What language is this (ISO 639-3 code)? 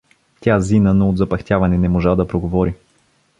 bul